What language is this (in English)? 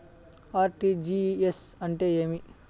Telugu